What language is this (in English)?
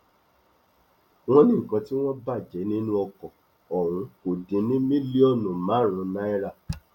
Yoruba